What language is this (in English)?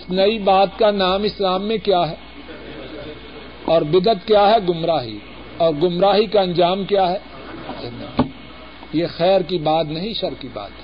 Urdu